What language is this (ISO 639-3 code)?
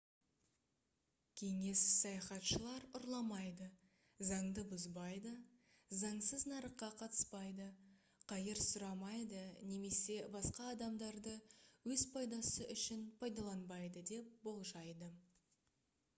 kaz